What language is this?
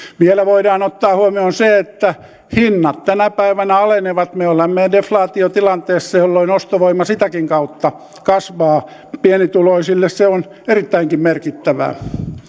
Finnish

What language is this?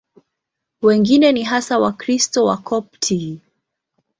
Swahili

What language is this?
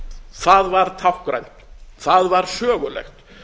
Icelandic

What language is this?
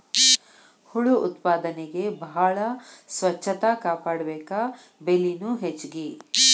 Kannada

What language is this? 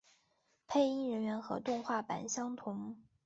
Chinese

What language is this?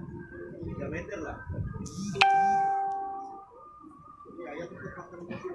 Indonesian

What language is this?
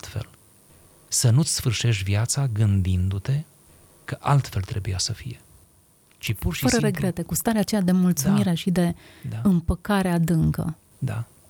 Romanian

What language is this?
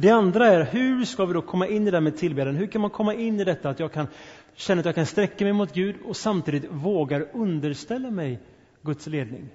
Swedish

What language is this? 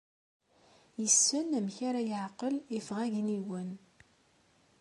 Kabyle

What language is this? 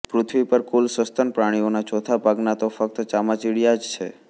Gujarati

